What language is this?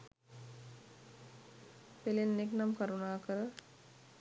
Sinhala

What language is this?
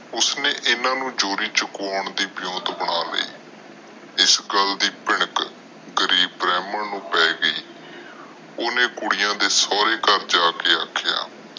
Punjabi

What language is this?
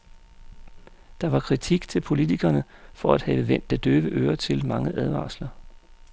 Danish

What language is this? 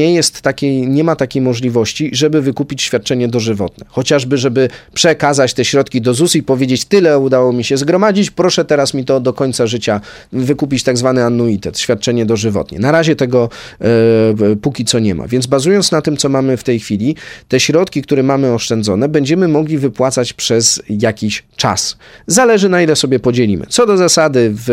Polish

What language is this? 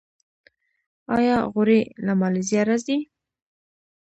Pashto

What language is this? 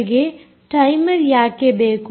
Kannada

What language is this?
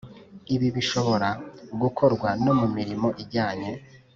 Kinyarwanda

